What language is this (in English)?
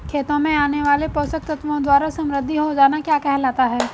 Hindi